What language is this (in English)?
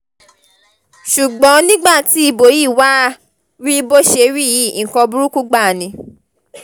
Yoruba